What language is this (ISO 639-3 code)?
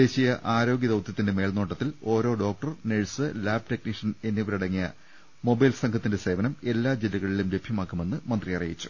mal